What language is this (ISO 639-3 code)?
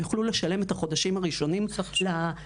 heb